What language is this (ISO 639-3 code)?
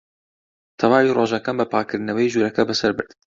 ckb